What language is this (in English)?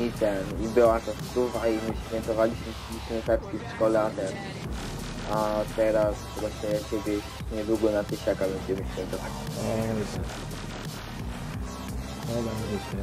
Polish